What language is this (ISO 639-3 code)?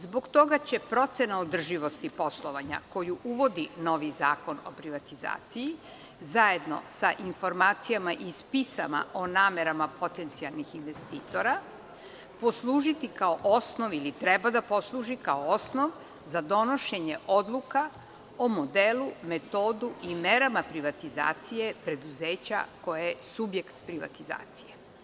srp